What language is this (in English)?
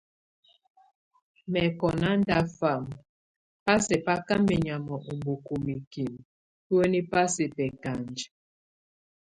Tunen